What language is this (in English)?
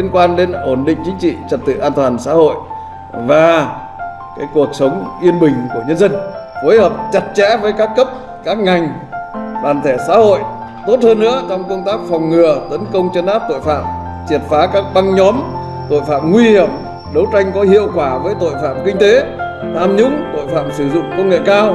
Vietnamese